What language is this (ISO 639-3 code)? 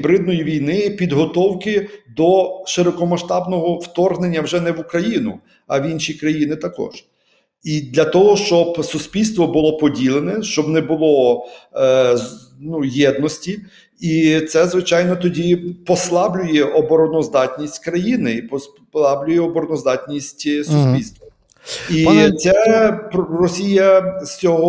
ukr